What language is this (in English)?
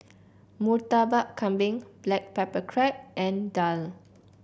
English